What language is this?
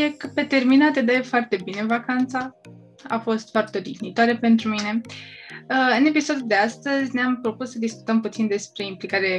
Romanian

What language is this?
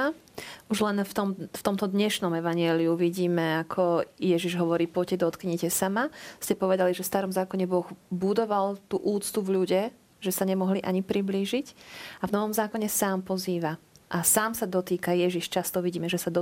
Slovak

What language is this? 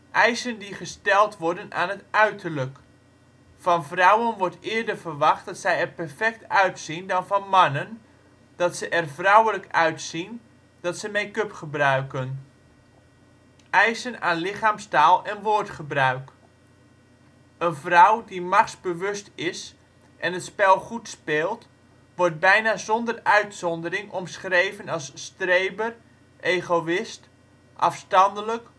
Dutch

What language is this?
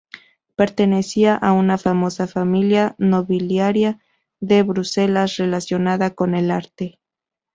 Spanish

